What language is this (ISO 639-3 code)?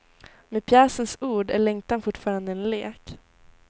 swe